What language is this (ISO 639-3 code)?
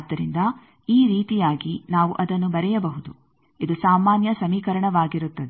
kan